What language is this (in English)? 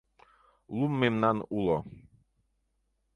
Mari